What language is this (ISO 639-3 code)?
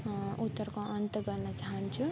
nep